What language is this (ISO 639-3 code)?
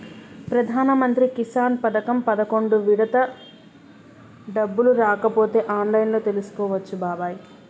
tel